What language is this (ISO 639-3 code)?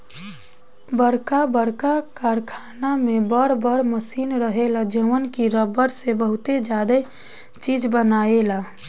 bho